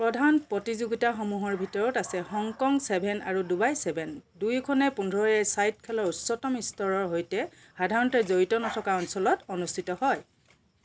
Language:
Assamese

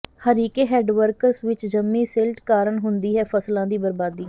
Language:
Punjabi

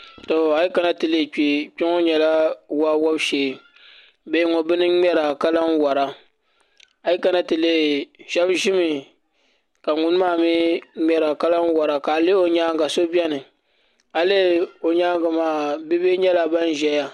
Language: Dagbani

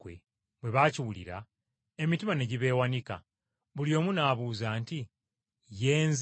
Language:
Ganda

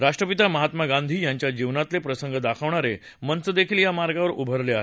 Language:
Marathi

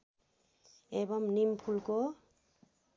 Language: Nepali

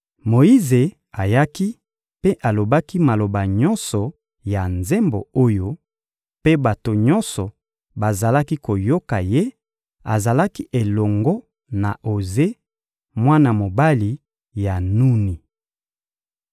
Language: Lingala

